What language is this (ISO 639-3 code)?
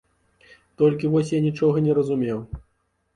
bel